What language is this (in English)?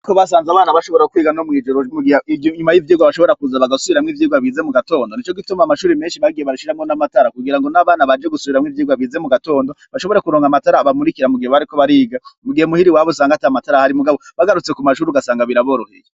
Rundi